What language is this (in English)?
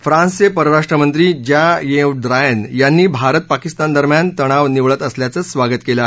Marathi